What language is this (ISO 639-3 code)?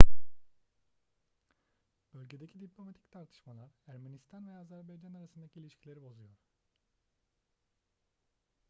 tur